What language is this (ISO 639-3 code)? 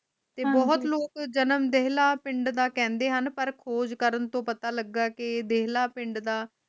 pan